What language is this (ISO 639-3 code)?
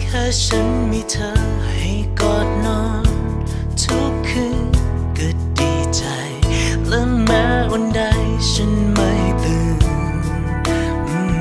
tha